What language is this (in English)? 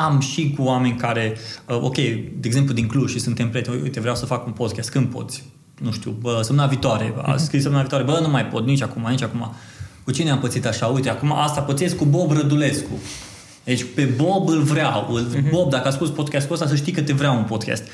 Romanian